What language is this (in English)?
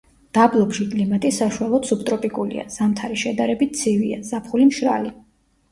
Georgian